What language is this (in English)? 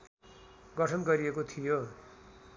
Nepali